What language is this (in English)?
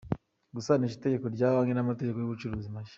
Kinyarwanda